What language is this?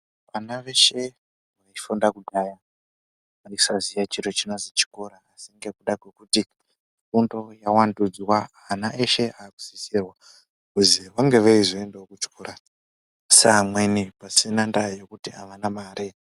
Ndau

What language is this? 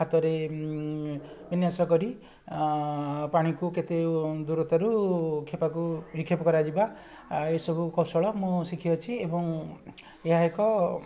Odia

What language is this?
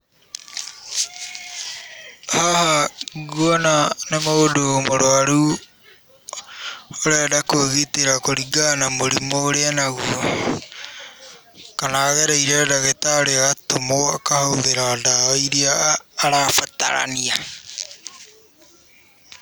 Kikuyu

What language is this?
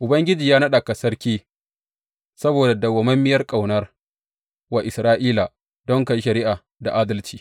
Hausa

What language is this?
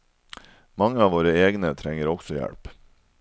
Norwegian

